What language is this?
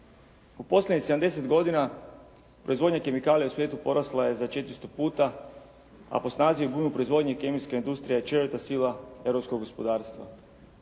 Croatian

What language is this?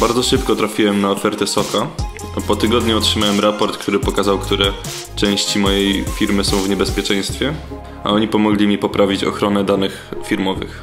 Polish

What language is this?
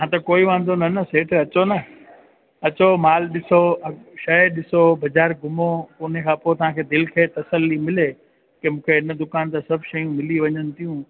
Sindhi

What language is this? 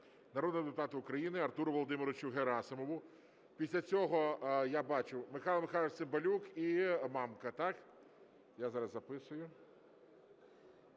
Ukrainian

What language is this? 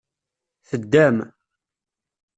Kabyle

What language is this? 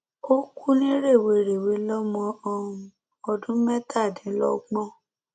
Yoruba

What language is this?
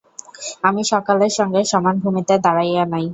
Bangla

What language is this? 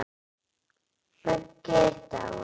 Icelandic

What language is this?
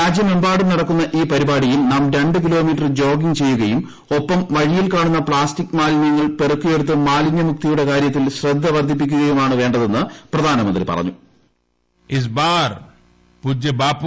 Malayalam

